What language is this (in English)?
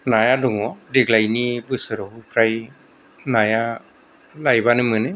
Bodo